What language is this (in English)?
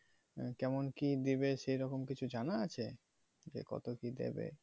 Bangla